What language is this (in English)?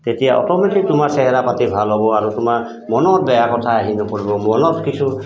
Assamese